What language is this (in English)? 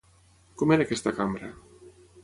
Catalan